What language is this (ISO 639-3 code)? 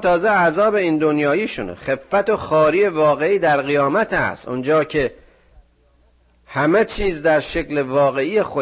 fas